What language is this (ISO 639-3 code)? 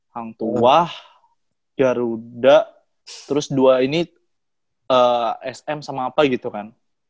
ind